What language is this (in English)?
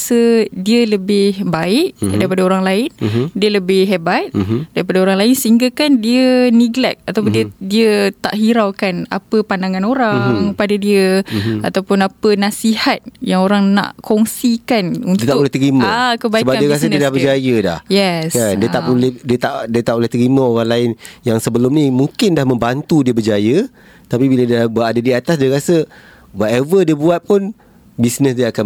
Malay